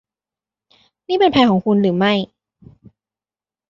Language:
Thai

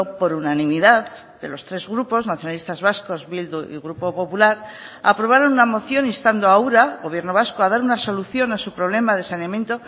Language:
Spanish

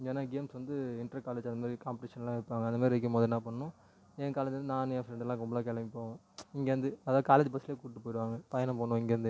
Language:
Tamil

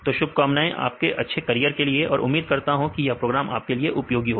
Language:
Hindi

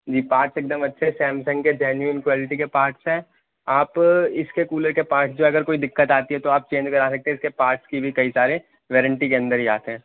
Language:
Urdu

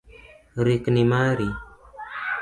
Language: Luo (Kenya and Tanzania)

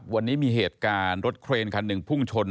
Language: Thai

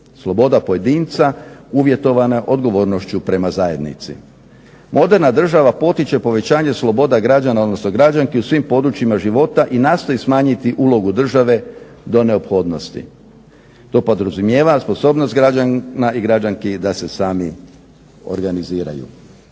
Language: Croatian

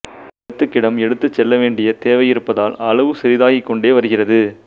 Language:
Tamil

